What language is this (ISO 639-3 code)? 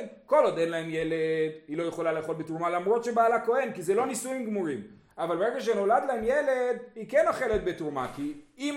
heb